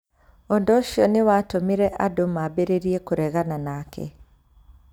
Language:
Kikuyu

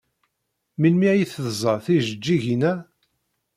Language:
Kabyle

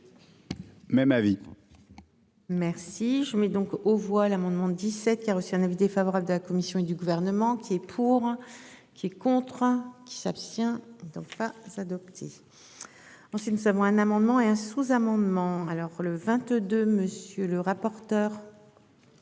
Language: French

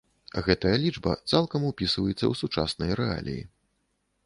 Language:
Belarusian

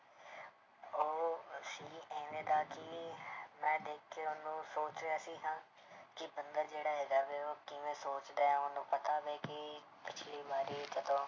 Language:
Punjabi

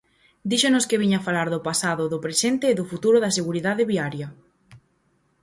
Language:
Galician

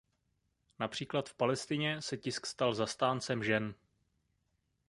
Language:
Czech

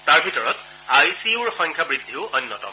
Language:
Assamese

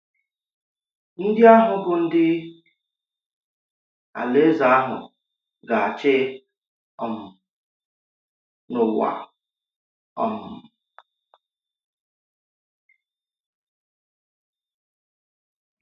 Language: Igbo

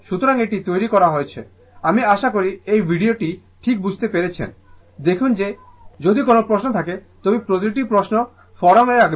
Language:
Bangla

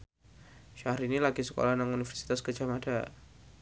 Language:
Javanese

